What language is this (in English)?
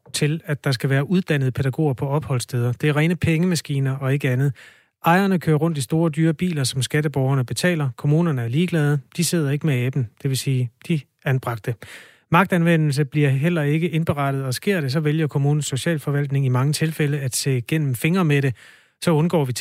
Danish